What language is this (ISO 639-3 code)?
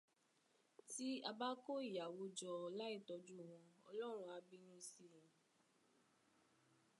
yor